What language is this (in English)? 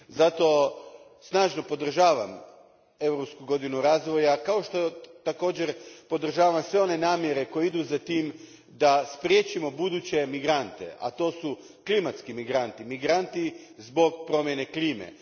Croatian